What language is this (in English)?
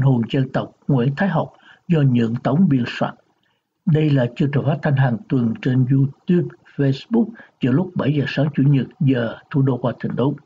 Vietnamese